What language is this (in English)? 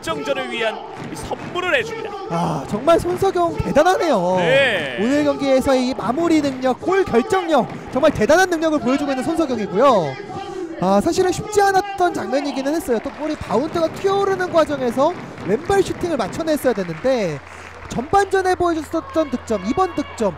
Korean